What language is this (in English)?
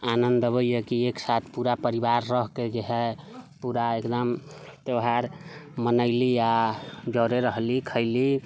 Maithili